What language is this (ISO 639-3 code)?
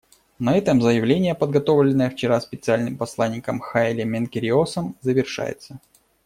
rus